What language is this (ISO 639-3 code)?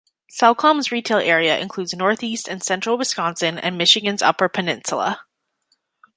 eng